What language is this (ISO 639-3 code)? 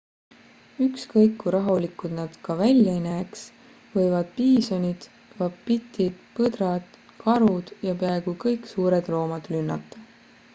est